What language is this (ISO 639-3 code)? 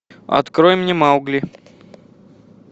rus